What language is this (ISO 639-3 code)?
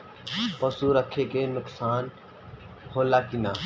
bho